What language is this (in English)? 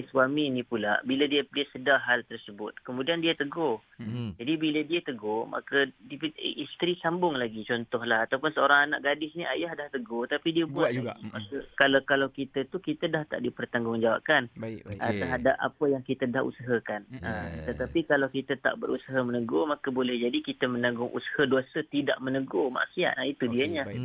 Malay